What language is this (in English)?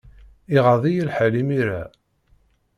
Kabyle